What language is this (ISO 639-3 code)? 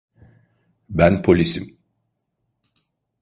tur